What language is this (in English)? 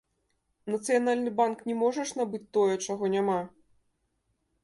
Belarusian